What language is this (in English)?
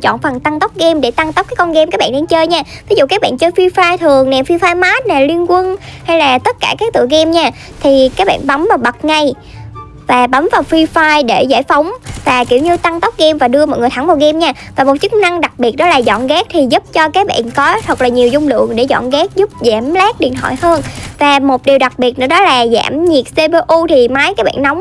Vietnamese